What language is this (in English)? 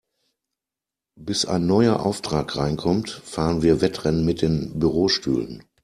German